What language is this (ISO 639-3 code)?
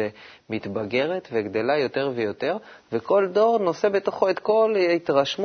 heb